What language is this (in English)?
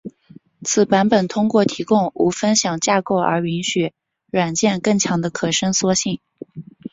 Chinese